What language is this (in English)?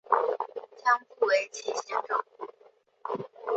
Chinese